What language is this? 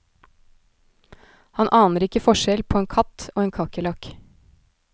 Norwegian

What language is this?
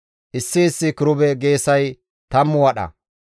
Gamo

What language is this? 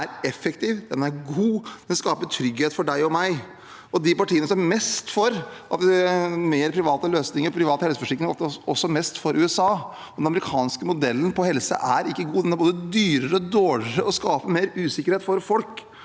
Norwegian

